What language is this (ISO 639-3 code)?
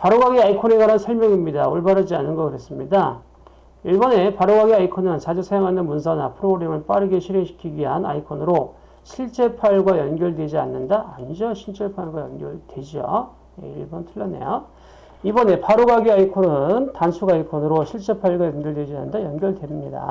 kor